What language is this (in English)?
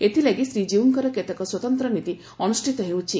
Odia